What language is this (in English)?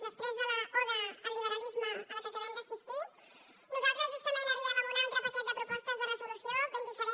Catalan